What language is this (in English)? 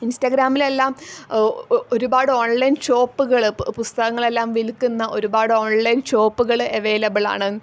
Malayalam